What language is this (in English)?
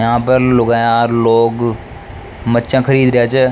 Rajasthani